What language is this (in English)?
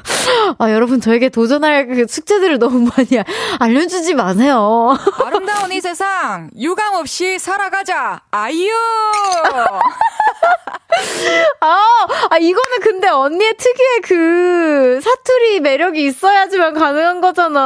Korean